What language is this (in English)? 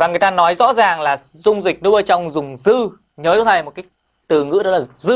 Vietnamese